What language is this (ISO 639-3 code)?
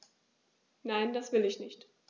deu